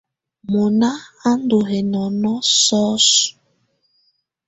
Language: Tunen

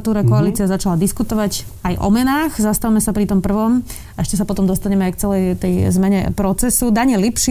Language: Slovak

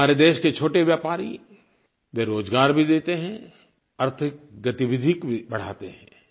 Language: Hindi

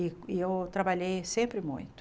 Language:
Portuguese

